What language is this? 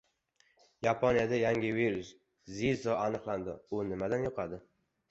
Uzbek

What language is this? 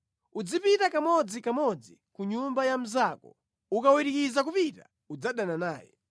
Nyanja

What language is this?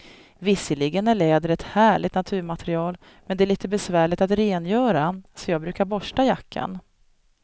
Swedish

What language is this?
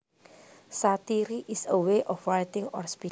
Javanese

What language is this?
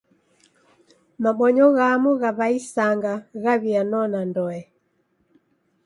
Taita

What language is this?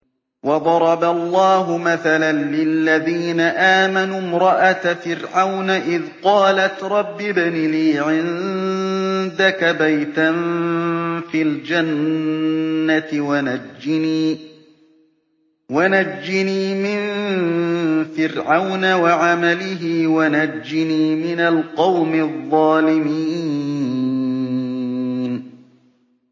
Arabic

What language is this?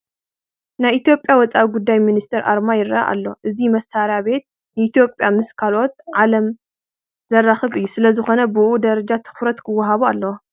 Tigrinya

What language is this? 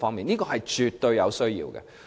Cantonese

